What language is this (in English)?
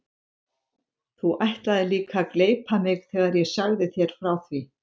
Icelandic